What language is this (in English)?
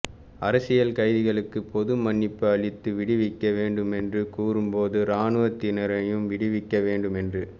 Tamil